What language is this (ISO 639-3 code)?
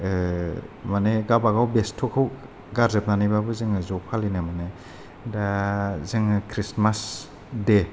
brx